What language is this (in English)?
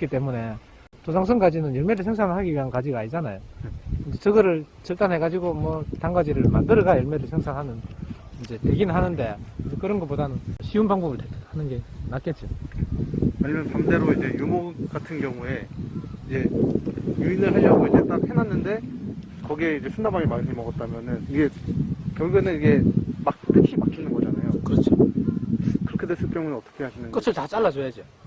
Korean